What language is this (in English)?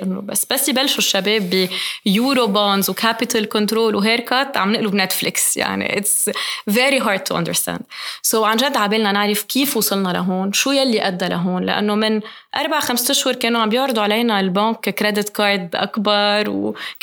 Arabic